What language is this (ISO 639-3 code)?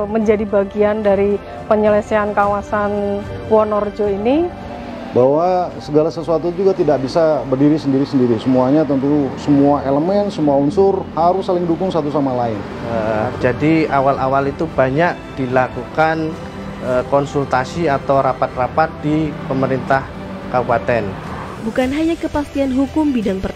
ind